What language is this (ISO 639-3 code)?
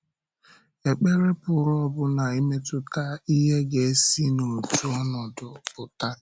ibo